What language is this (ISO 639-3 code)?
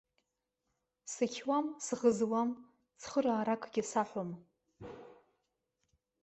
abk